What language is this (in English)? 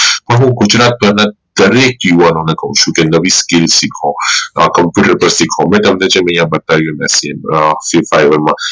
Gujarati